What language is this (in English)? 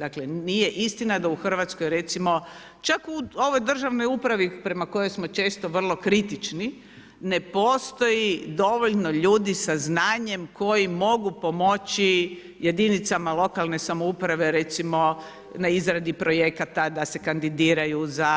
Croatian